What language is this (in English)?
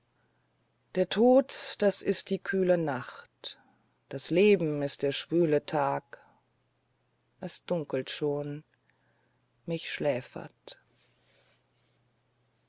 German